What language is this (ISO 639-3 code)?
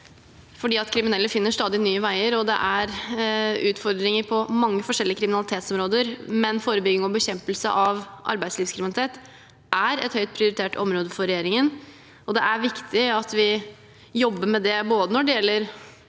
nor